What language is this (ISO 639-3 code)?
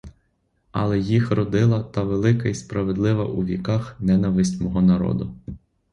ukr